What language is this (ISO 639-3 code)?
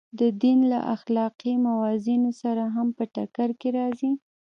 pus